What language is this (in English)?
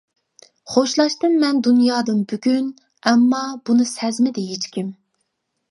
Uyghur